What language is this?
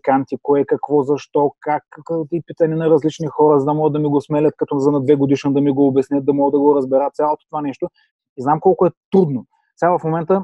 Bulgarian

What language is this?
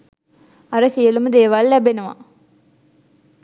Sinhala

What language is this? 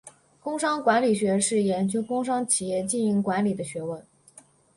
Chinese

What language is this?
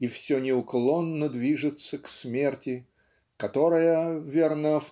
Russian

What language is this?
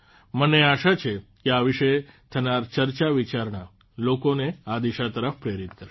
Gujarati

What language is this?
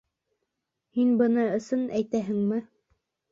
Bashkir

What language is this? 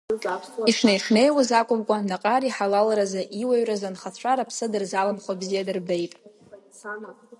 Abkhazian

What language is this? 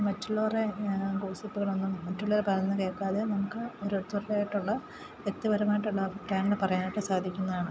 Malayalam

